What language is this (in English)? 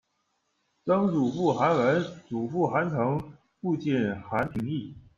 Chinese